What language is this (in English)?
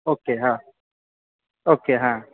Marathi